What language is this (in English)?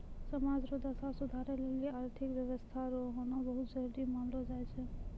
Maithili